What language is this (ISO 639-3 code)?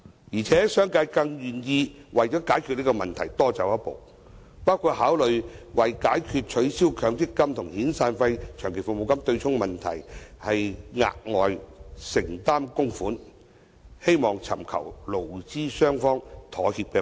yue